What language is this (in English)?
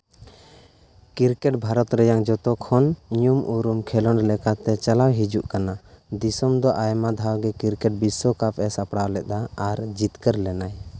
Santali